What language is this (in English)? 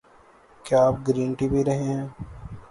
Urdu